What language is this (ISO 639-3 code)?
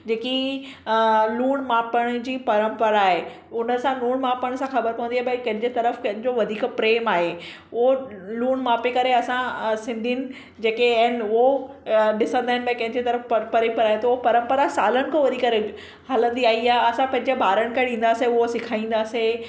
snd